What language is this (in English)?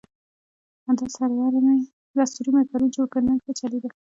Pashto